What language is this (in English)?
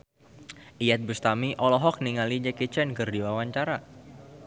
Sundanese